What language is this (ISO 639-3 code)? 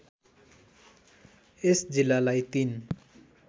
nep